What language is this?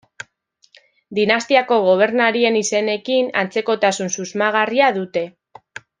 Basque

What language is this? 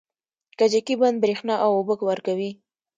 Pashto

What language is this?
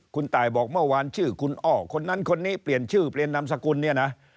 Thai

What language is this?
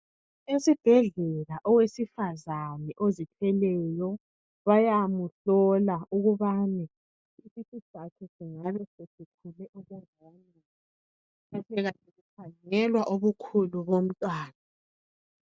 North Ndebele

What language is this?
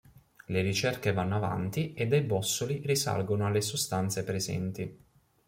Italian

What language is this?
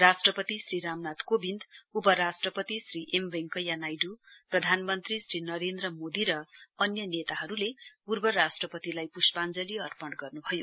Nepali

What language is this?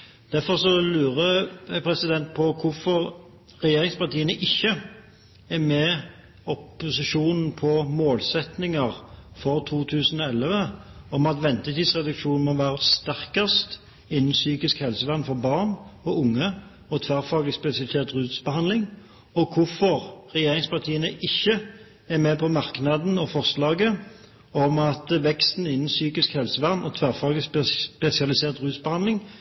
Norwegian Bokmål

